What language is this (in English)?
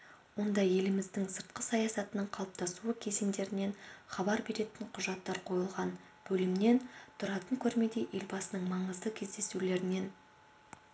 Kazakh